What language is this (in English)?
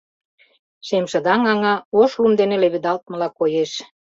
Mari